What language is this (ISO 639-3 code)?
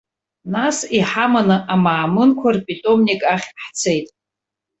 abk